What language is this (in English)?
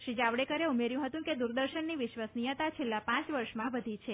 Gujarati